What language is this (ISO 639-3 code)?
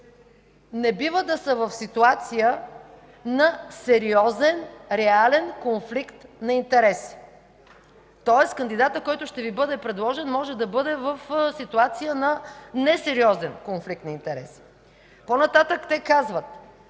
bul